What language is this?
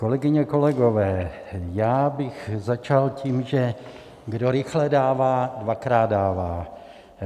Czech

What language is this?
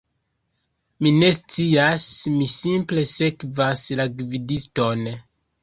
Esperanto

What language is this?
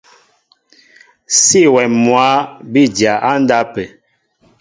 Mbo (Cameroon)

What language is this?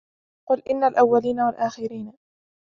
Arabic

